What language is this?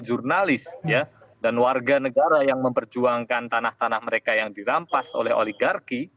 Indonesian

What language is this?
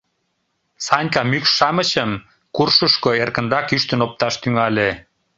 Mari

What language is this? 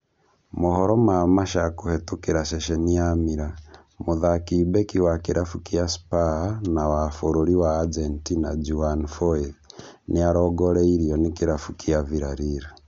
Kikuyu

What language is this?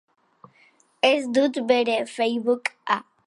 Basque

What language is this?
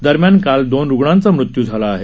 Marathi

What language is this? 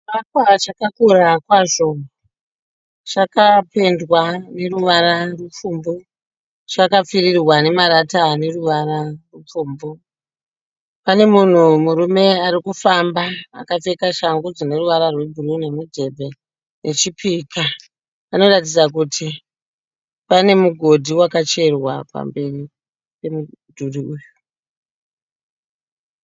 Shona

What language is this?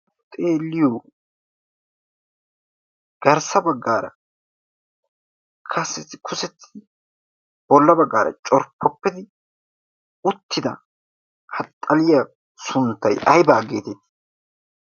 Wolaytta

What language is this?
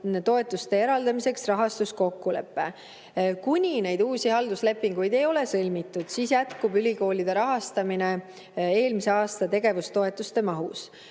Estonian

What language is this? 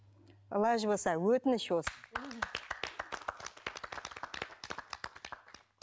Kazakh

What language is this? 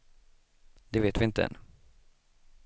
Swedish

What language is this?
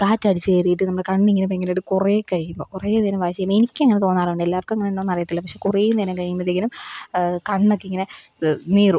Malayalam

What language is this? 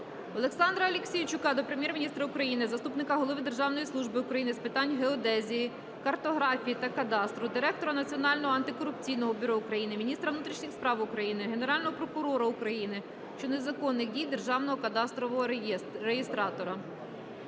Ukrainian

